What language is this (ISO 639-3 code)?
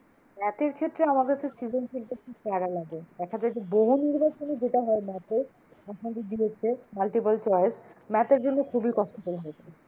ben